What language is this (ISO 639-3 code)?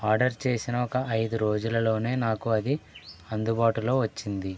tel